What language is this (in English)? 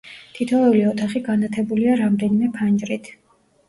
Georgian